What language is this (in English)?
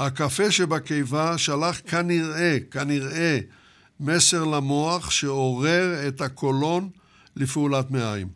Hebrew